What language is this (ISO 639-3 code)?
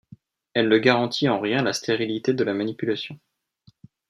fra